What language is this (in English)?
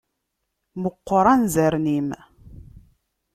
Kabyle